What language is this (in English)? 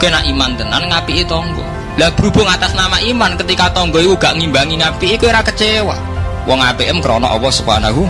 Indonesian